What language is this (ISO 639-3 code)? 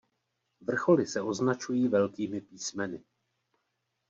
ces